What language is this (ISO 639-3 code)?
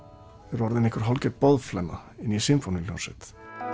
isl